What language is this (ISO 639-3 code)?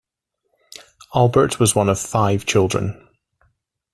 eng